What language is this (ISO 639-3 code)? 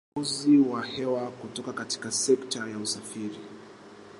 swa